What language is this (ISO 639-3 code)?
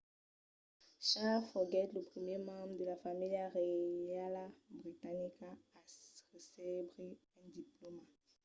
oci